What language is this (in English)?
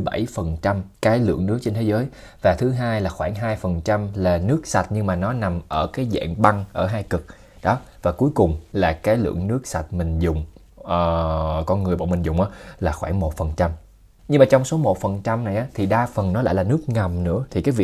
Vietnamese